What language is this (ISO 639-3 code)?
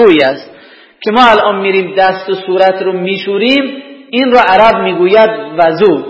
fas